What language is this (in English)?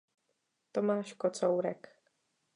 Czech